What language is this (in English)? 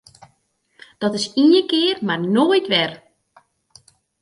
Western Frisian